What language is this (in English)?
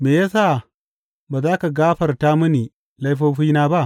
Hausa